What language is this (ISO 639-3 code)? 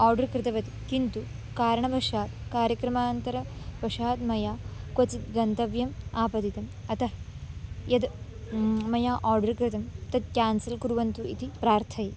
san